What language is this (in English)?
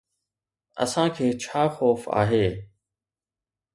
Sindhi